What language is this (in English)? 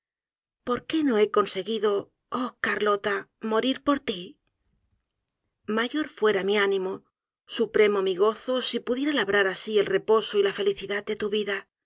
Spanish